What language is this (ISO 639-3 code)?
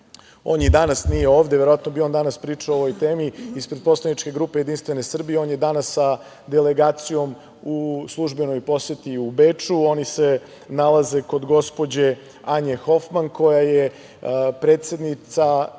srp